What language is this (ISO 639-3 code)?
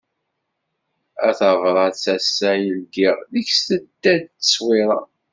kab